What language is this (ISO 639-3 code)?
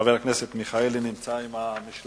heb